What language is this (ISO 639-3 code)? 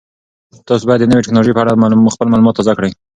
pus